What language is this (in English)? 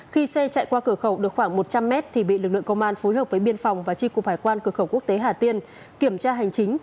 Vietnamese